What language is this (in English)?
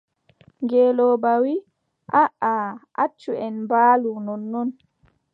Adamawa Fulfulde